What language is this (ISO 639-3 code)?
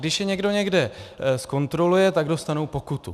ces